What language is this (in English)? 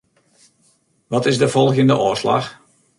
Western Frisian